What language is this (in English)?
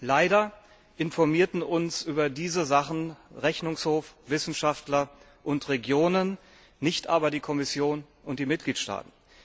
German